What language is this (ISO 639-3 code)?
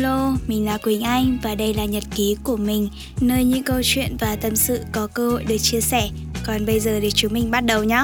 vie